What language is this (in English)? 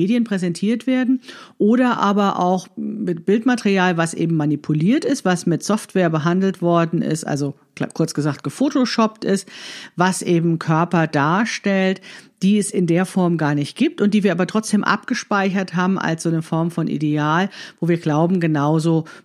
German